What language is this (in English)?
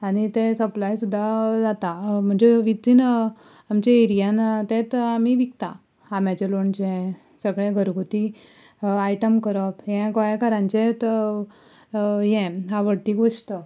Konkani